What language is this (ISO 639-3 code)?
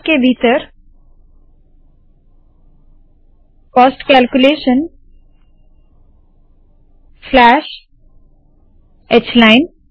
hin